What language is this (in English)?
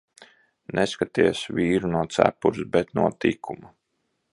Latvian